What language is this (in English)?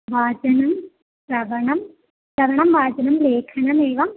Sanskrit